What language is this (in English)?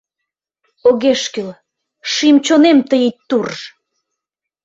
Mari